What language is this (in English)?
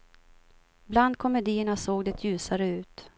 Swedish